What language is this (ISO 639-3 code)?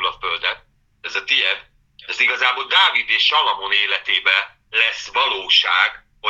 hun